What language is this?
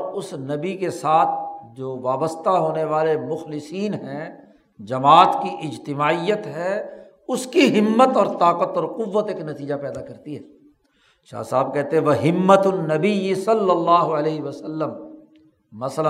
Urdu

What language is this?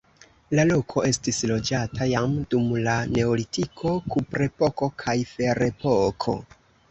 Esperanto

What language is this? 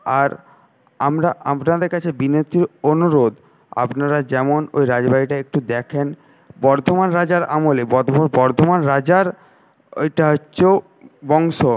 Bangla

